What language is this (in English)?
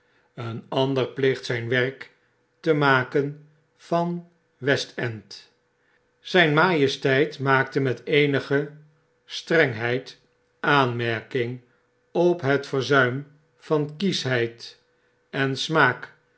Dutch